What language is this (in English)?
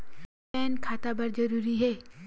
Chhattisgarhi